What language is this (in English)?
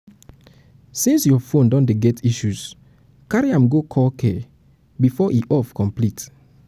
Nigerian Pidgin